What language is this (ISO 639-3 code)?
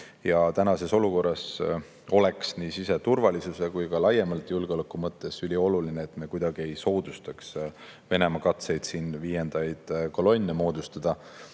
est